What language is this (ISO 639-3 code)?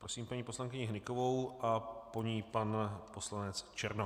ces